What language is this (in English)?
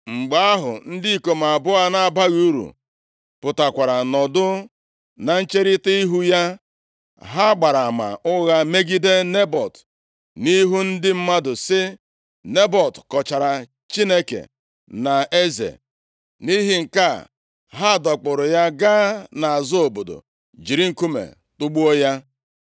Igbo